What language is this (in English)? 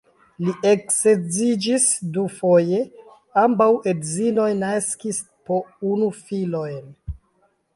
Esperanto